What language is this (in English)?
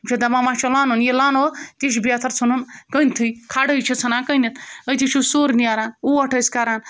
Kashmiri